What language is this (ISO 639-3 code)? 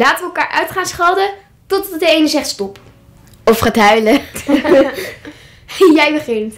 nld